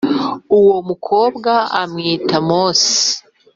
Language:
Kinyarwanda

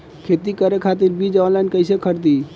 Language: Bhojpuri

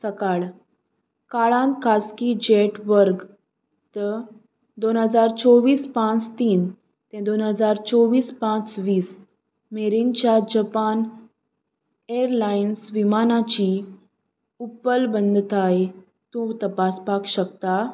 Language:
Konkani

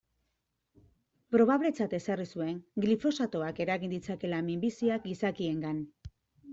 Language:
Basque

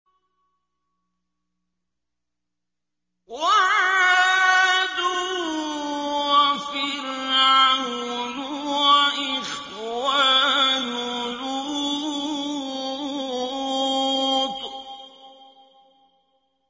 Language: Arabic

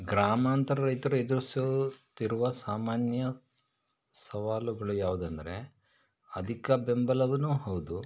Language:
Kannada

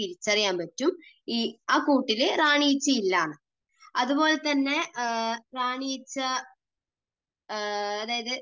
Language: Malayalam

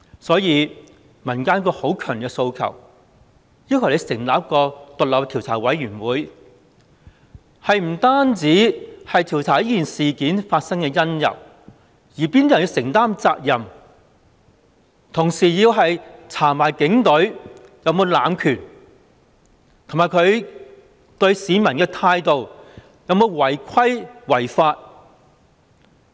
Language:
Cantonese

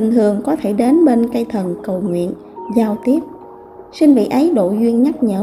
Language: Vietnamese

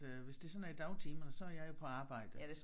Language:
Danish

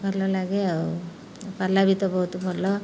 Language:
Odia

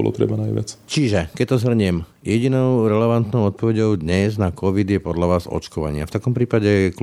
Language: Slovak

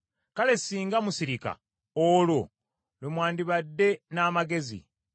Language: Ganda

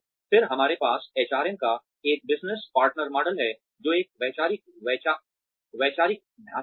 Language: Hindi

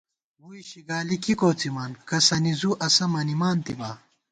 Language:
Gawar-Bati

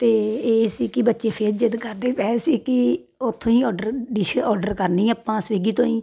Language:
Punjabi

